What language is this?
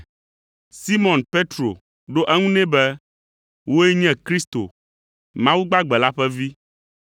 Ewe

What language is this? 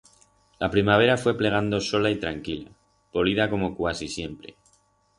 Aragonese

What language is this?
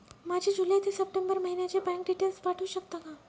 Marathi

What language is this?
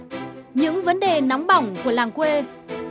Vietnamese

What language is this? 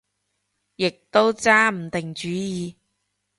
Cantonese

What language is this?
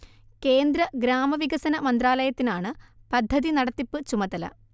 Malayalam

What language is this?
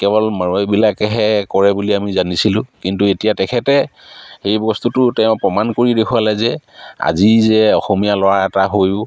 Assamese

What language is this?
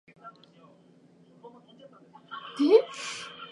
Japanese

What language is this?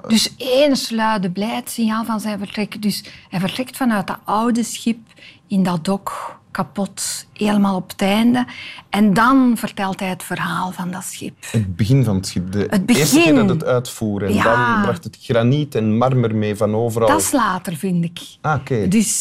Dutch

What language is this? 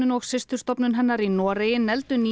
Icelandic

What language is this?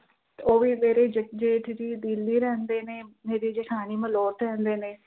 Punjabi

